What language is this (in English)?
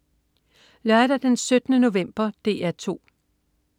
Danish